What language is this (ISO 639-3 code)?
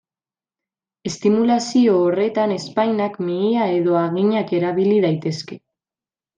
eus